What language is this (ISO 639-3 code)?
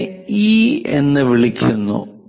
mal